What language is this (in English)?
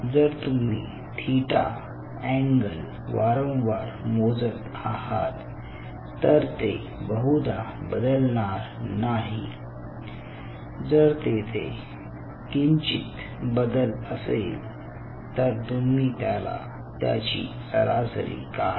Marathi